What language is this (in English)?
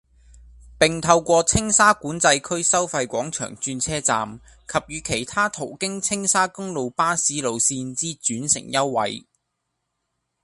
Cantonese